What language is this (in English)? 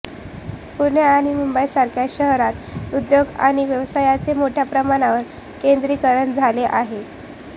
Marathi